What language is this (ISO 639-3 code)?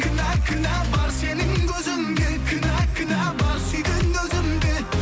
kaz